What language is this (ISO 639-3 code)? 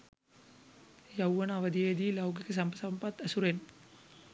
sin